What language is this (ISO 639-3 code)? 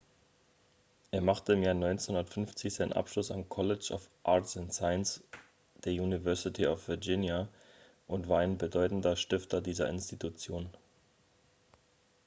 deu